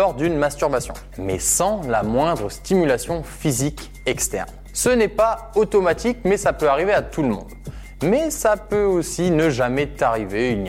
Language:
French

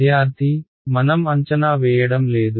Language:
Telugu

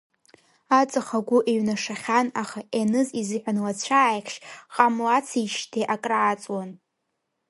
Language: Abkhazian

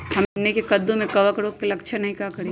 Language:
Magahi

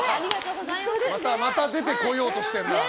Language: Japanese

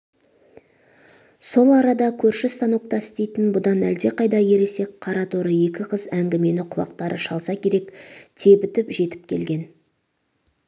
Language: Kazakh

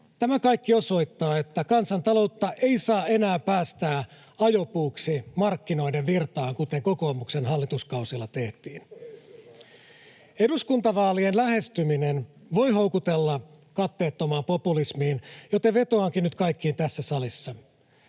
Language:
Finnish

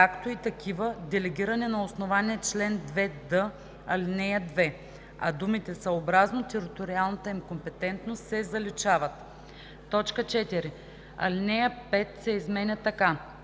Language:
Bulgarian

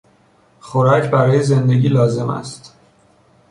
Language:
Persian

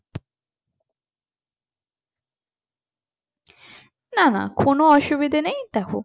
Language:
Bangla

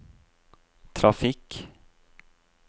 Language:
Norwegian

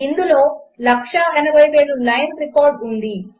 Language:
Telugu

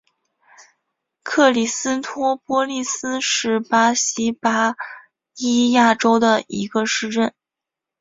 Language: Chinese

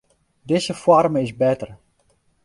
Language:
Western Frisian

